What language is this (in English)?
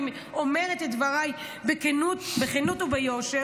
Hebrew